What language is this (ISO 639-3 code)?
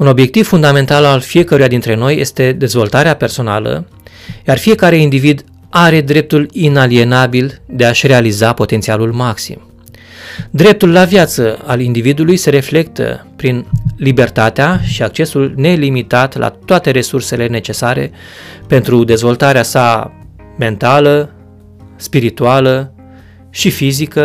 ron